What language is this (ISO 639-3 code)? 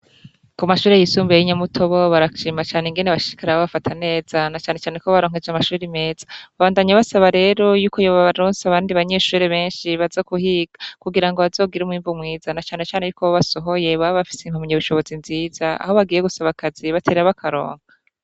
run